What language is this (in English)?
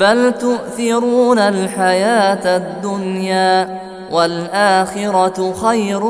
Arabic